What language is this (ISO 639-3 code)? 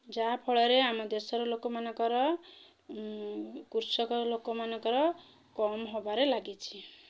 ori